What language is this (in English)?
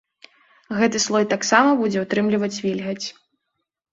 Belarusian